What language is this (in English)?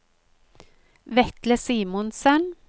Norwegian